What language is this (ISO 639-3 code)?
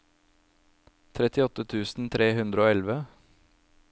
nor